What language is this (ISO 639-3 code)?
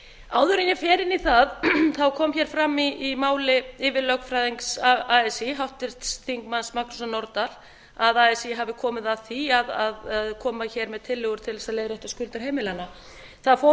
isl